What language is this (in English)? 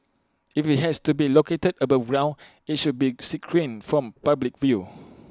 English